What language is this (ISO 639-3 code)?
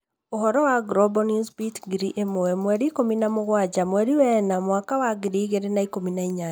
kik